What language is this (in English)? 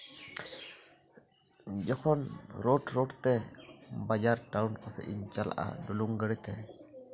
Santali